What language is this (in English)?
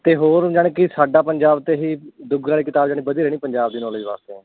Punjabi